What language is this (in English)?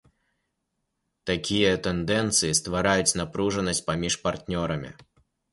Belarusian